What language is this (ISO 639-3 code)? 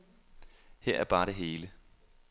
dan